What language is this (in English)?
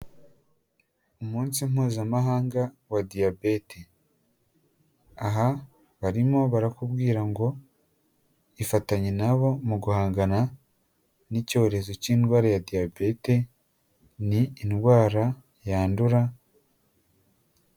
Kinyarwanda